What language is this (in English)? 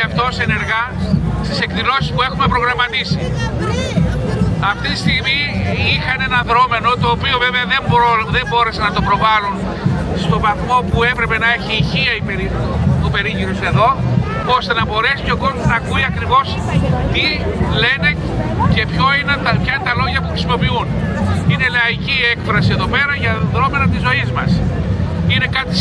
Greek